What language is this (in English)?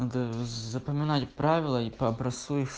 Russian